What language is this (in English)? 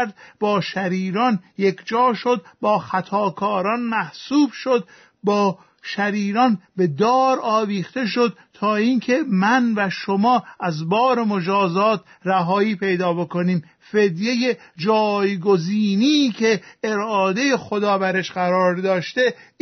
Persian